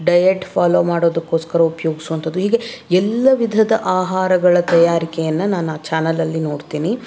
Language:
Kannada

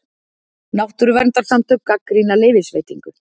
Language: Icelandic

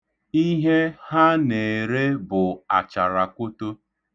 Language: Igbo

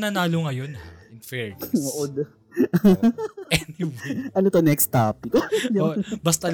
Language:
Filipino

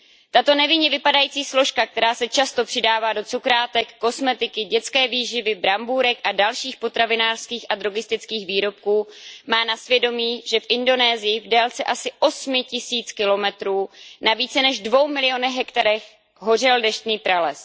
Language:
Czech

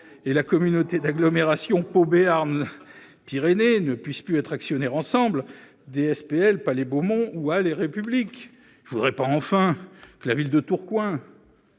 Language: French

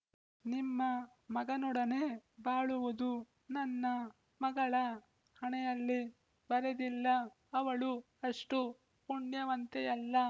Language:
Kannada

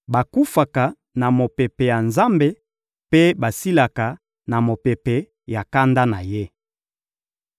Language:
Lingala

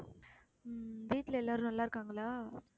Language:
Tamil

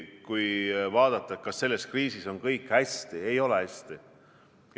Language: Estonian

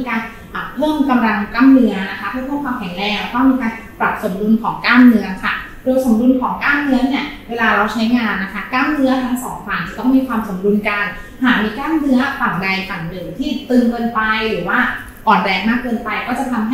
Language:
Thai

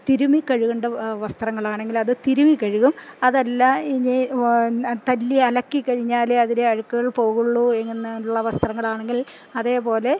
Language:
Malayalam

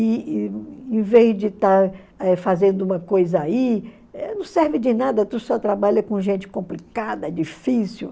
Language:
Portuguese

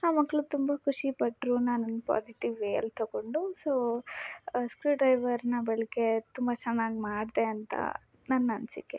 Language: Kannada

